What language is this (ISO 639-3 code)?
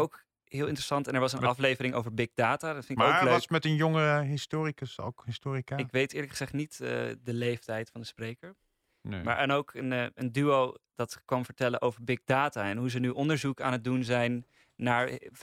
nld